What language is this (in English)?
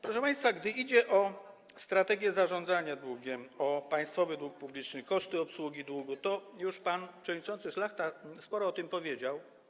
Polish